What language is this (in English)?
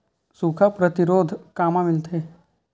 Chhattisgarhi